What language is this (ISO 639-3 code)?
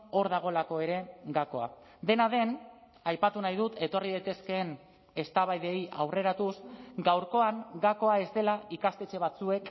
eus